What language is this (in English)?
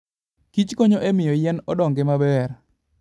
Luo (Kenya and Tanzania)